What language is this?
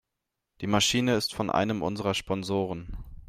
German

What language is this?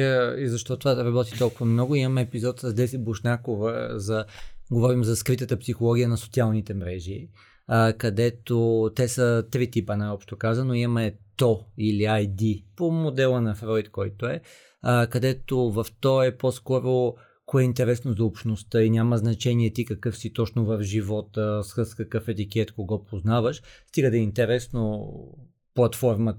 Bulgarian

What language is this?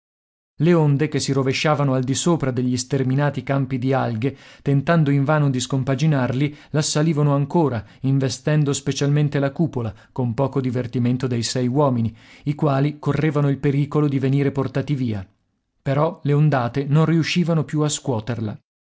Italian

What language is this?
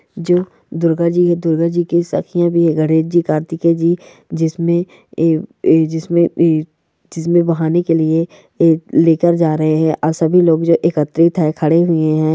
Marwari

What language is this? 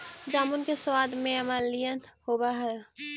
Magahi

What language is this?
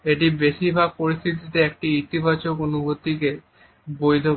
Bangla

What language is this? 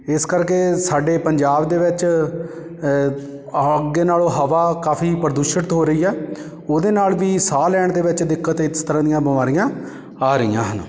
Punjabi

